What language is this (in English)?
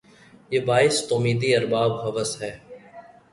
Urdu